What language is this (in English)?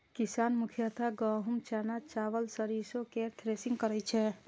Maithili